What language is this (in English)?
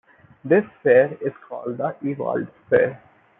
English